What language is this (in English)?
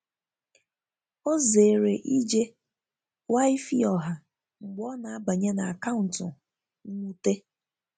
Igbo